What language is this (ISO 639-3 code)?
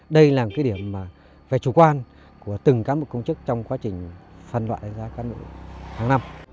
vie